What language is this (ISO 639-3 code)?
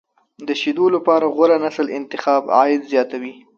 pus